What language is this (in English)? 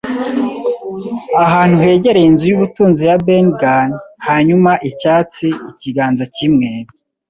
Kinyarwanda